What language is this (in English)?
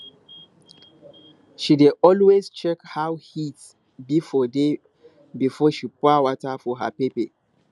Nigerian Pidgin